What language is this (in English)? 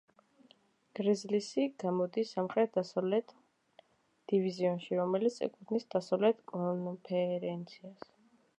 Georgian